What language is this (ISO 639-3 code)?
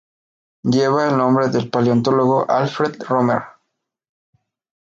spa